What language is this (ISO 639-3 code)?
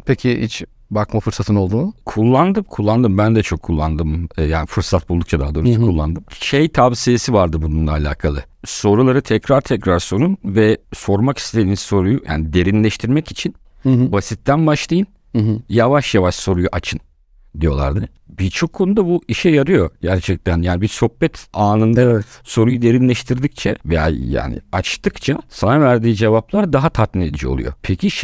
tur